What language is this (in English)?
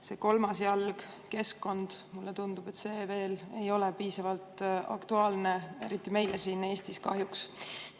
Estonian